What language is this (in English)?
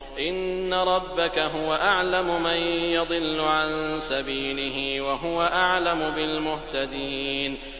Arabic